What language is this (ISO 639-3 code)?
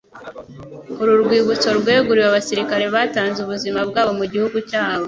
kin